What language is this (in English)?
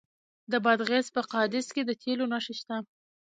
Pashto